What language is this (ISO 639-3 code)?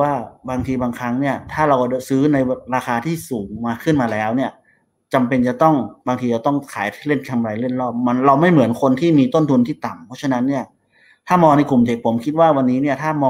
tha